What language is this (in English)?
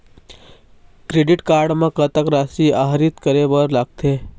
Chhattisgarhi